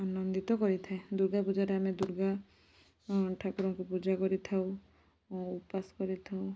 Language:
Odia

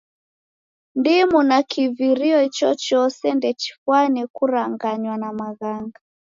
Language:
Taita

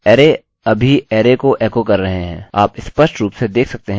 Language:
Hindi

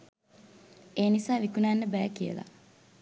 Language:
Sinhala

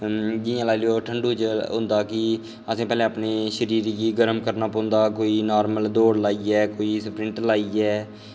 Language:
Dogri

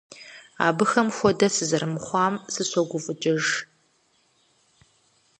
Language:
Kabardian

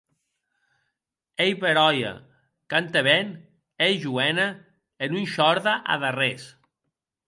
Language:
Occitan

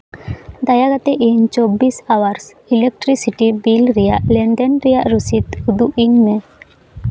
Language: Santali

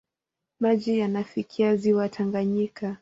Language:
Swahili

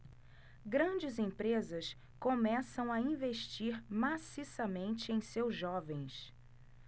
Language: Portuguese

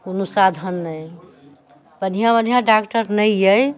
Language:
Maithili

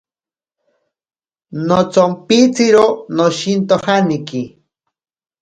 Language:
Ashéninka Perené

